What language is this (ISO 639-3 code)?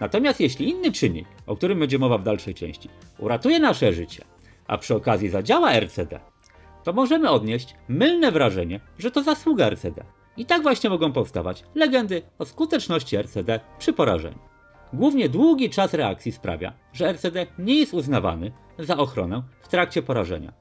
pol